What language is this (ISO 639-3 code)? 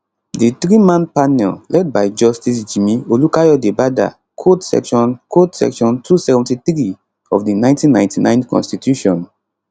pcm